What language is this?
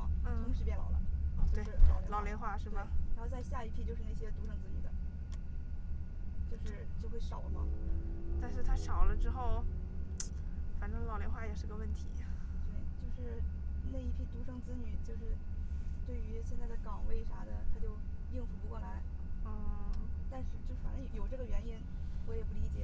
Chinese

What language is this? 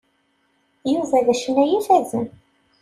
Kabyle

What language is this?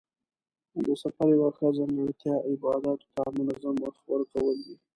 Pashto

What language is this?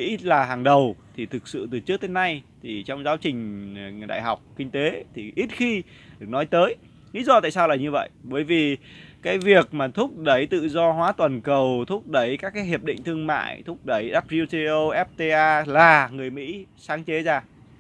Vietnamese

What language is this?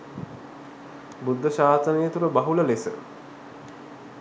Sinhala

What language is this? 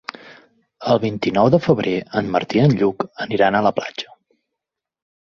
Catalan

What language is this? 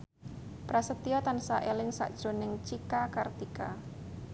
Javanese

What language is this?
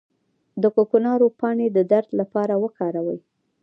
Pashto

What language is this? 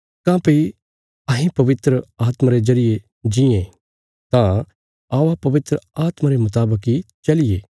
Bilaspuri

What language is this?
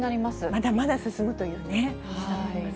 Japanese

